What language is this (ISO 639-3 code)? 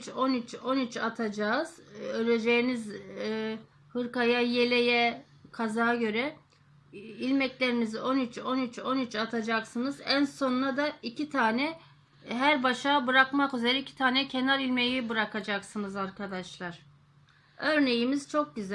tur